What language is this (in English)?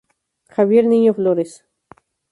Spanish